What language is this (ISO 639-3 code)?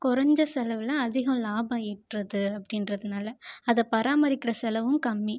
tam